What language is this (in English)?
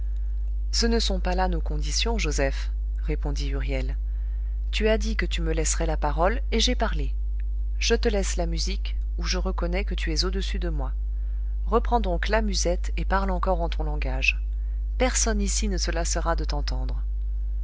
French